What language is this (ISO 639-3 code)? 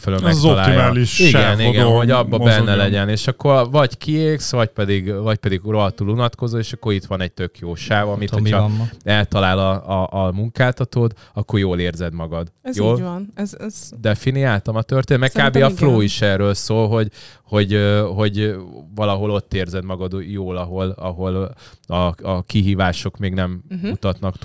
hun